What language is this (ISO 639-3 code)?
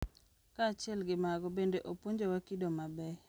luo